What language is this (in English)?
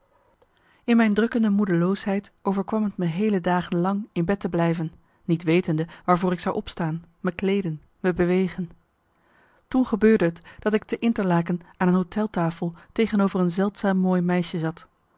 Dutch